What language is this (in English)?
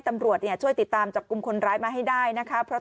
Thai